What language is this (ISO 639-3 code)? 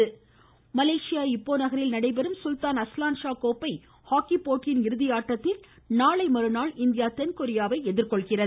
tam